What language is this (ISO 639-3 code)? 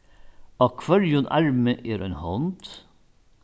fao